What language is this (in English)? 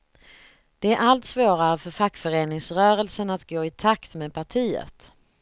Swedish